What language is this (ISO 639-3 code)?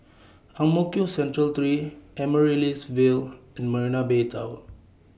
eng